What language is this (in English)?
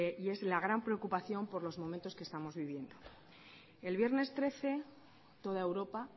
Spanish